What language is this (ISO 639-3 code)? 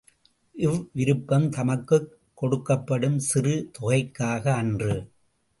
tam